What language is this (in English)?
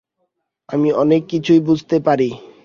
Bangla